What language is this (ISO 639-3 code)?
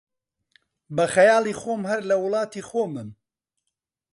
ckb